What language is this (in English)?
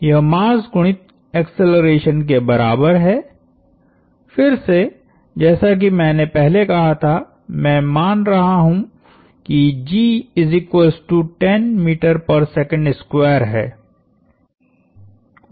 Hindi